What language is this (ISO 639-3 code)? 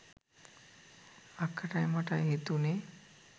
sin